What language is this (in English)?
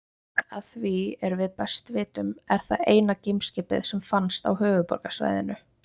Icelandic